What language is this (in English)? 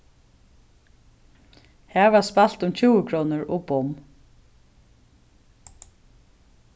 Faroese